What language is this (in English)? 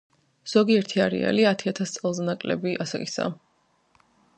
Georgian